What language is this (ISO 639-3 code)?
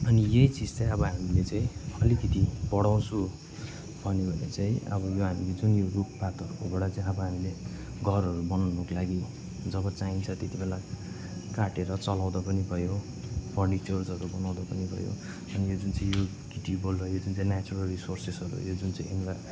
nep